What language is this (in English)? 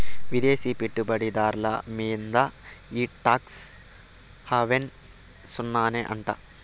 Telugu